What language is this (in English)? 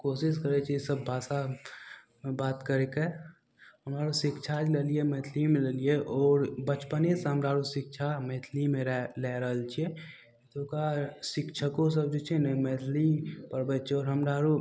Maithili